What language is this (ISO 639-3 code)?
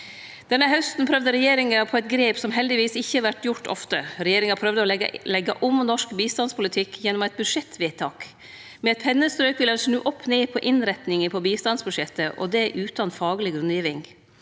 nor